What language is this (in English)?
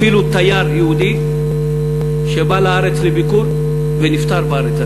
Hebrew